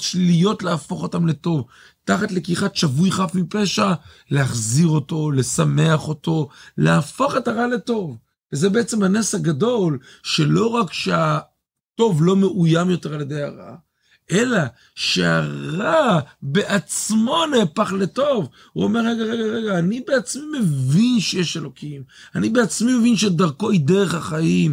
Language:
Hebrew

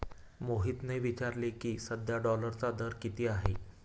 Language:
Marathi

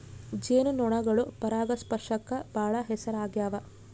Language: Kannada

